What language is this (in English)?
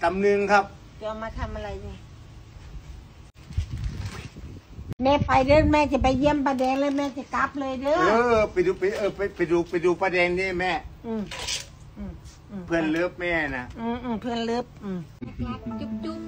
Thai